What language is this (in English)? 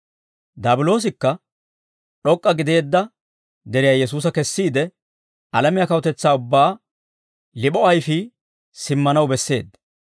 Dawro